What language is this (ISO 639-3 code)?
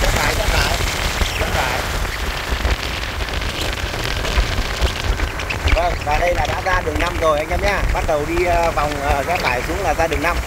vie